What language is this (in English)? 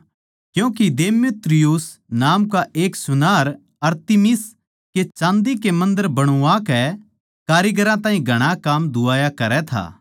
Haryanvi